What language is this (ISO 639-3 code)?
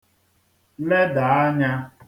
ibo